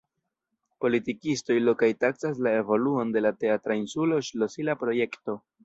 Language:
Esperanto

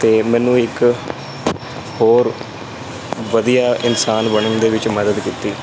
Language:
Punjabi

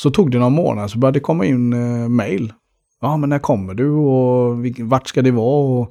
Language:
Swedish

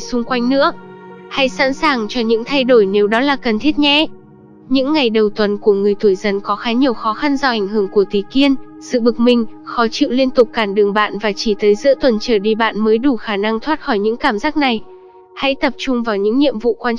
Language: Vietnamese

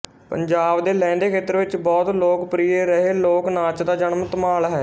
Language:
Punjabi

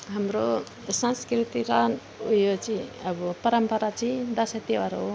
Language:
Nepali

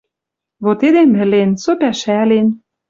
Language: Western Mari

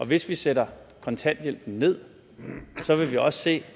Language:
Danish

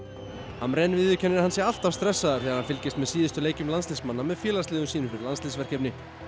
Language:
Icelandic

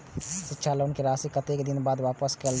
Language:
Maithili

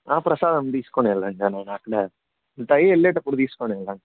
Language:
Telugu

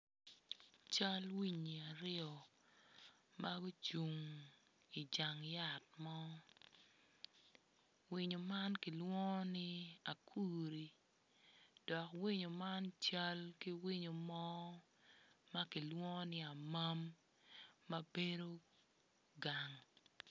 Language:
Acoli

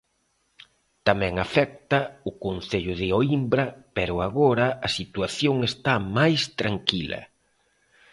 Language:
Galician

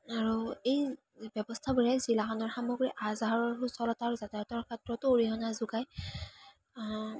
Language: Assamese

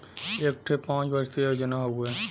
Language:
Bhojpuri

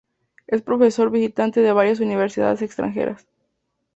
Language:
Spanish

